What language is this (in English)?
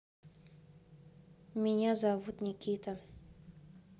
Russian